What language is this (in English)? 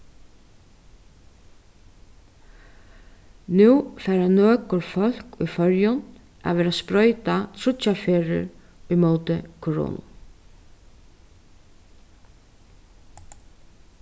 Faroese